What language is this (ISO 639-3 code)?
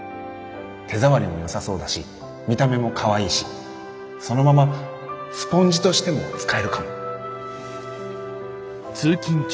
jpn